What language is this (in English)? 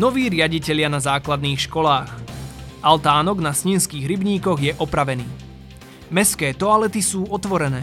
Slovak